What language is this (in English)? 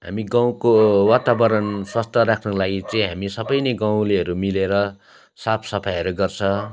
Nepali